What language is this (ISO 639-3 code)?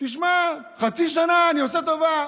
heb